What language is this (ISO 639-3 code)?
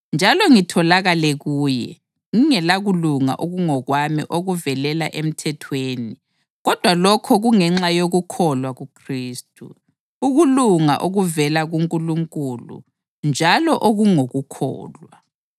nde